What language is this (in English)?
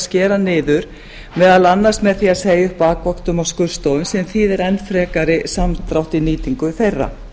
Icelandic